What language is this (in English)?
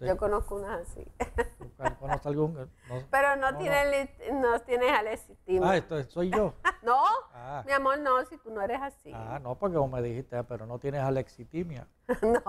Spanish